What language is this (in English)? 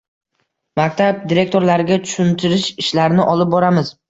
Uzbek